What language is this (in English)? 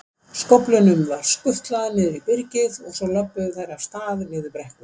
Icelandic